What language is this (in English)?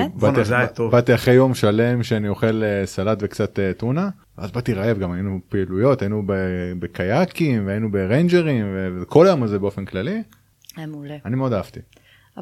Hebrew